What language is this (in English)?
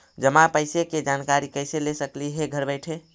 Magahi